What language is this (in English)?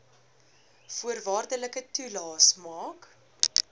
Afrikaans